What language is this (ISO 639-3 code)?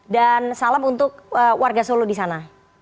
ind